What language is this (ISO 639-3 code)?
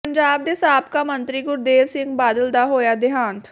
pan